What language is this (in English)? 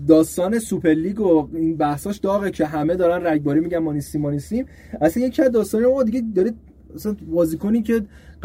Persian